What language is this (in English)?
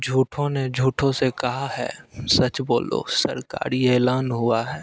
Hindi